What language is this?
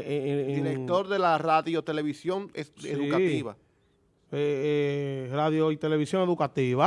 Spanish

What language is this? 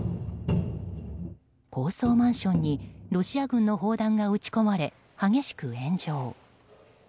Japanese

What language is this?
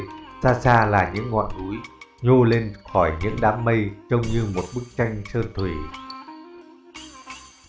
Vietnamese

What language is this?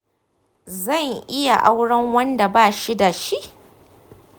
Hausa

